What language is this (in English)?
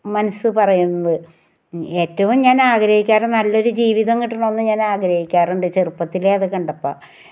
Malayalam